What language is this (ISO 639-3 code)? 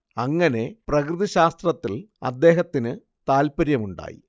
mal